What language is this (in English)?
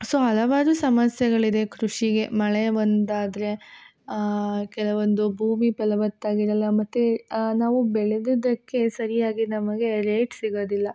Kannada